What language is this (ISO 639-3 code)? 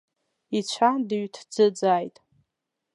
abk